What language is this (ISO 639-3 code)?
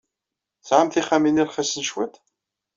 kab